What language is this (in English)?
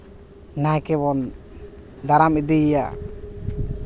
Santali